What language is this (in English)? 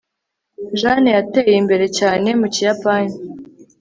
Kinyarwanda